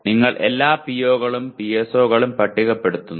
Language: Malayalam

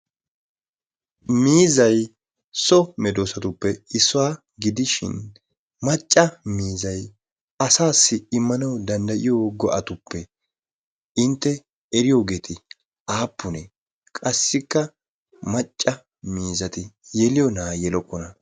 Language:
Wolaytta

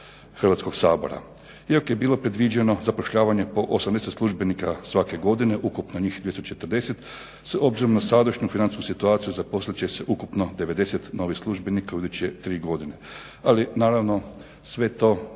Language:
Croatian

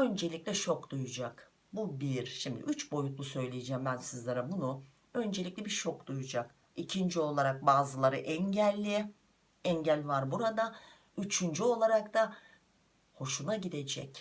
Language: Turkish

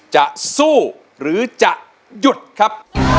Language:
Thai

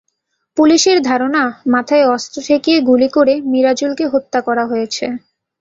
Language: Bangla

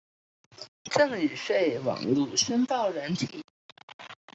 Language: Chinese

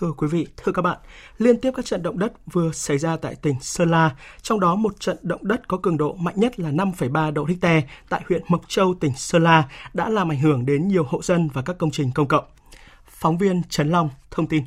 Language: Vietnamese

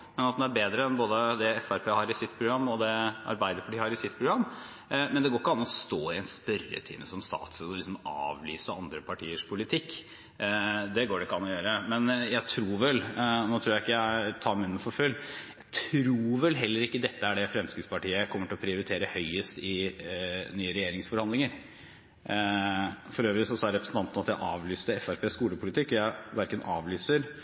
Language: Norwegian Bokmål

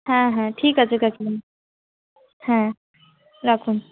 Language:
Bangla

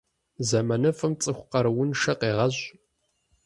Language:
Kabardian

